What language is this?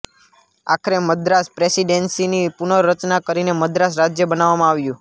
Gujarati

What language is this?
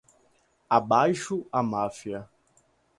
Portuguese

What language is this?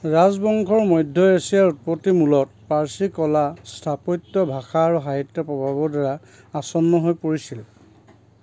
Assamese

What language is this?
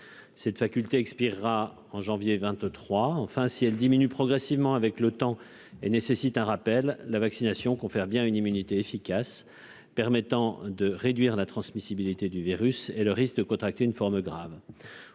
French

